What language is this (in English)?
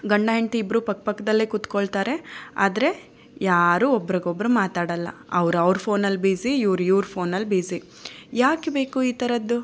Kannada